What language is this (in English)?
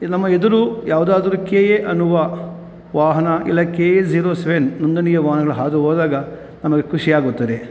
Kannada